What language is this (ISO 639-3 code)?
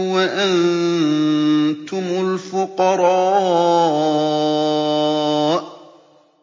ara